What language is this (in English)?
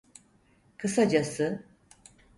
Turkish